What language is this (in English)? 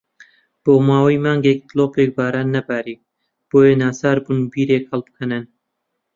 Central Kurdish